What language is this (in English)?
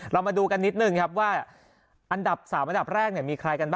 Thai